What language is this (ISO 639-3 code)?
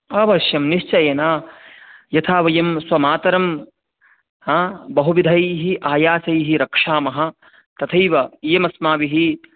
san